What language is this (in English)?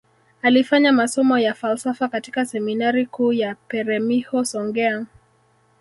Swahili